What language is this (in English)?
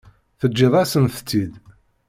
Kabyle